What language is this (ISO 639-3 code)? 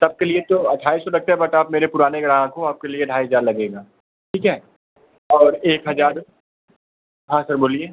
hin